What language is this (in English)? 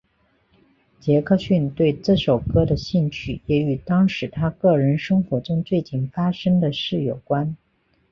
Chinese